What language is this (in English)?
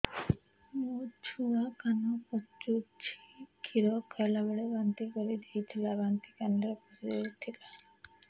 Odia